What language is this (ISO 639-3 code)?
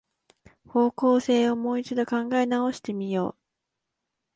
jpn